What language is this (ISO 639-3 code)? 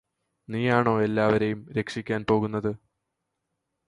mal